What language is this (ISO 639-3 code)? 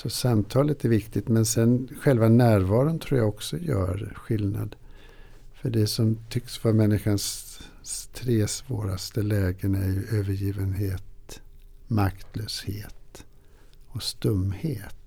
swe